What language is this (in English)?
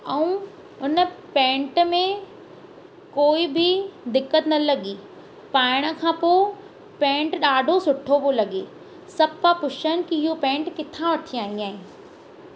Sindhi